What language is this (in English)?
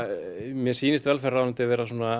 Icelandic